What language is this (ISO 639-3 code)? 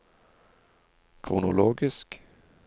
nor